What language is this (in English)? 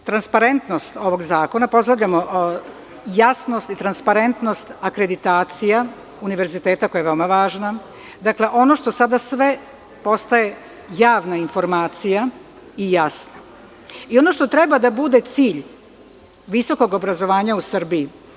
Serbian